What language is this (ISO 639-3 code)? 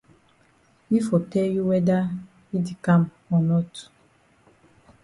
wes